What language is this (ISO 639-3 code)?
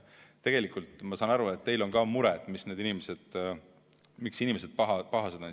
est